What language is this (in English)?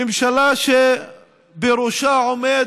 Hebrew